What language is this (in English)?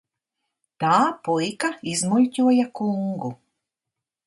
Latvian